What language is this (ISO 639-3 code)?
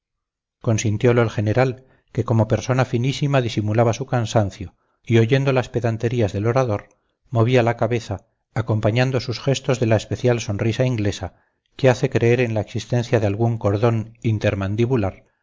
spa